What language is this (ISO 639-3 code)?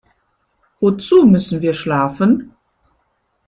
deu